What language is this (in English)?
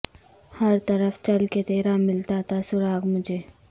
Urdu